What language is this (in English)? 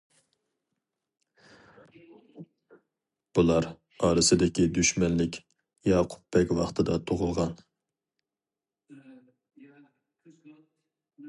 Uyghur